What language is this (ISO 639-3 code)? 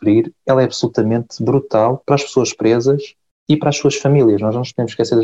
por